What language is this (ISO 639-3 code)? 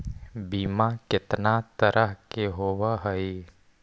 mag